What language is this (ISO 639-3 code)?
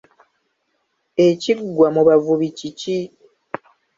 lug